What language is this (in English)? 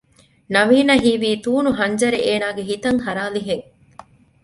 Divehi